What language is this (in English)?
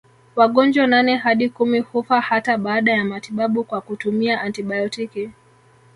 Swahili